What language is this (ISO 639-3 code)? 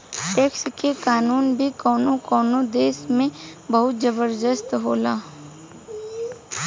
bho